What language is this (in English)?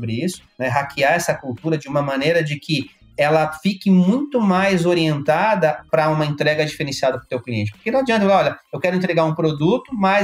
Portuguese